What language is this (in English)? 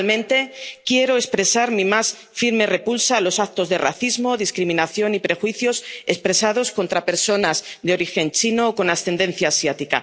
Spanish